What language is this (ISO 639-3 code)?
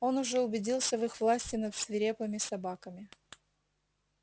rus